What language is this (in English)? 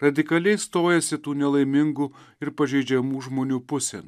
Lithuanian